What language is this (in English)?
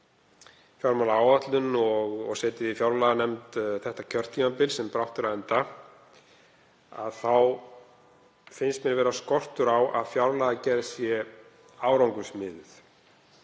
Icelandic